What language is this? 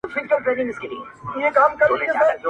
Pashto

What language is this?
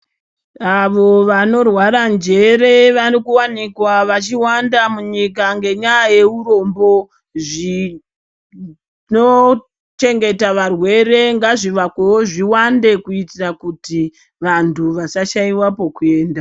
Ndau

